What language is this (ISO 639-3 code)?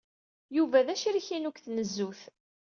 kab